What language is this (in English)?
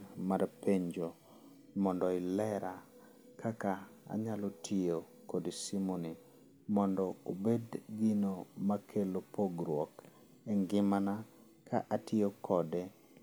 Luo (Kenya and Tanzania)